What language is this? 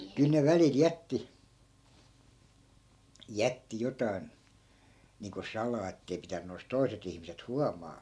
Finnish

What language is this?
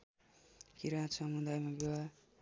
Nepali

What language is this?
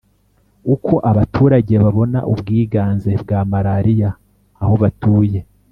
Kinyarwanda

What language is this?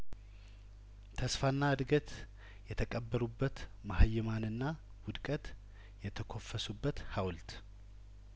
Amharic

